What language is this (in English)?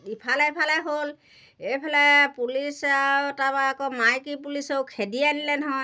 Assamese